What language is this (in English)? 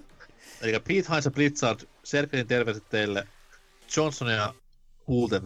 Finnish